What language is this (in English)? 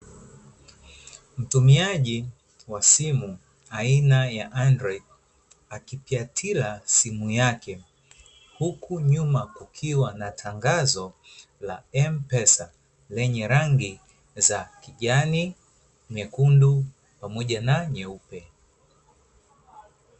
Swahili